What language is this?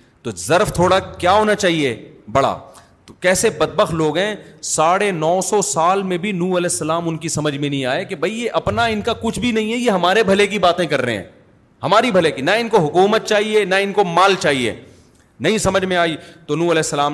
Urdu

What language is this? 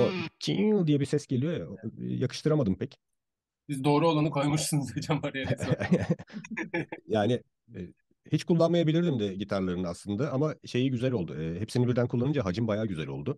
Turkish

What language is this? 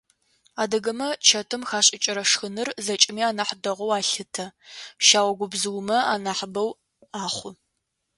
Adyghe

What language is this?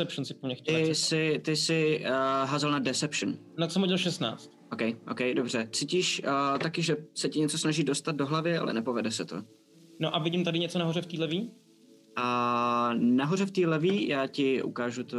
Czech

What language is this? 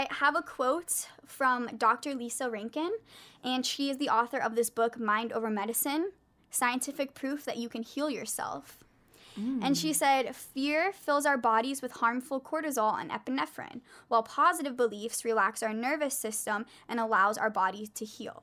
English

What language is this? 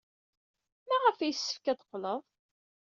Kabyle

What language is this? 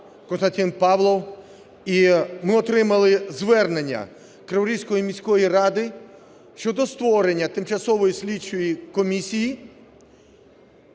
Ukrainian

